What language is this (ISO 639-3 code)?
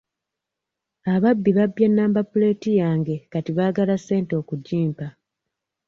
lug